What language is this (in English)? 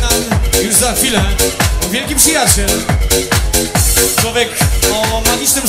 Polish